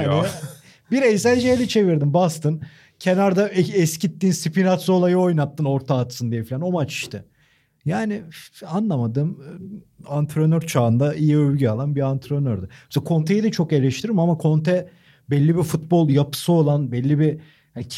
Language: Turkish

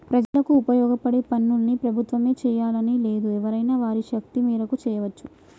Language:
Telugu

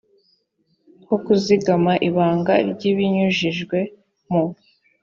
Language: Kinyarwanda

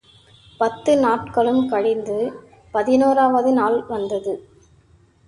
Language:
Tamil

